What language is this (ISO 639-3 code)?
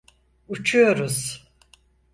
tur